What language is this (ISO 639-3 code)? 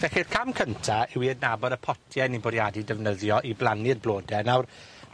cym